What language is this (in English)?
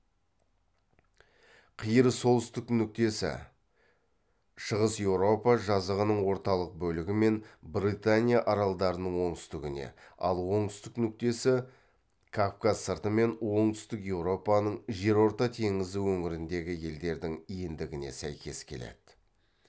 Kazakh